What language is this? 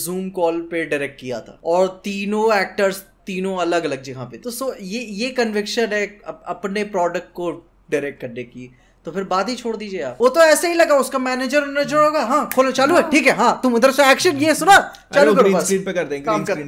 Hindi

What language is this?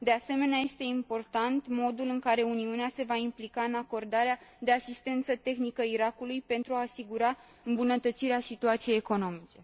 Romanian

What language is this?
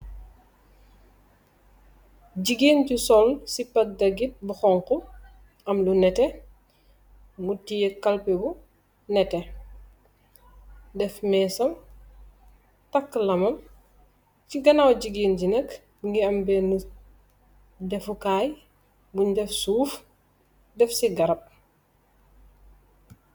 Wolof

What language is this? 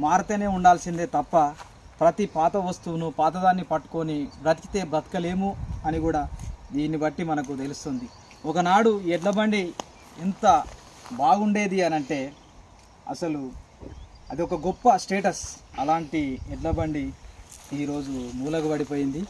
Telugu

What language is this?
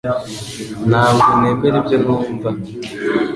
Kinyarwanda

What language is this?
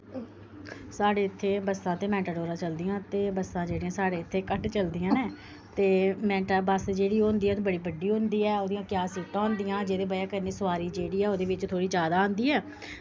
Dogri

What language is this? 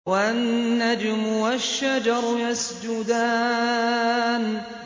Arabic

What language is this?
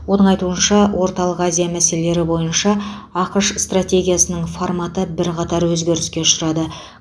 Kazakh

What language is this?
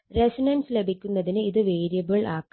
Malayalam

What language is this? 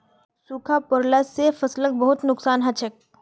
Magahi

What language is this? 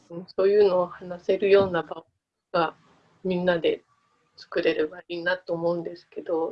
Japanese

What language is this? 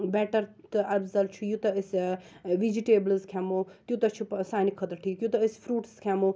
Kashmiri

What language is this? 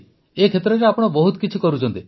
Odia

